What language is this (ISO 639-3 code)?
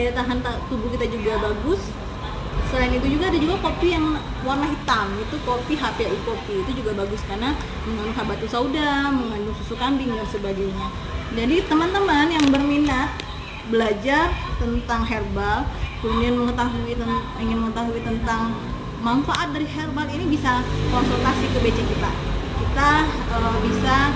ind